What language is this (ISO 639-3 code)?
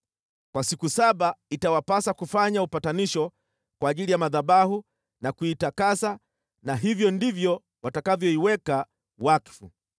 swa